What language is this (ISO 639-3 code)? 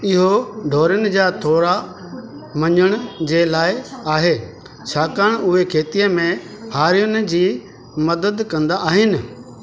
snd